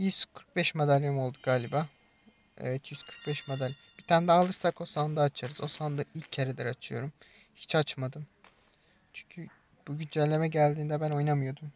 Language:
Turkish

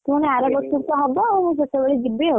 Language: Odia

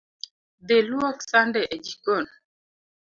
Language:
Luo (Kenya and Tanzania)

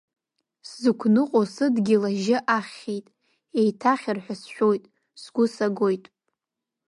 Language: Abkhazian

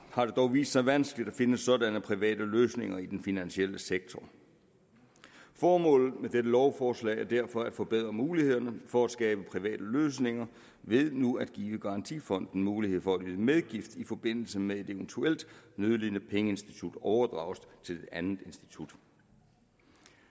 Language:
Danish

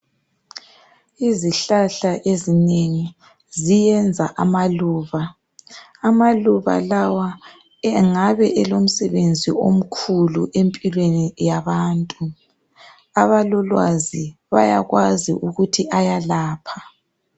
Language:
North Ndebele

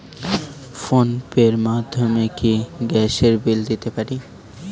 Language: Bangla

